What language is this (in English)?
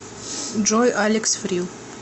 Russian